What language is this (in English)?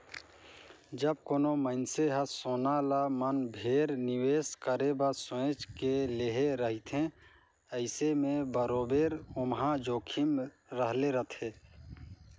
Chhattisgarhi